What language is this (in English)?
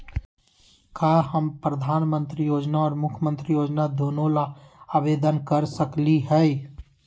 Magahi